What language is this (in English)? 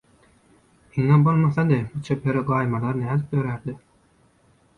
Turkmen